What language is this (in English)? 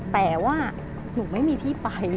Thai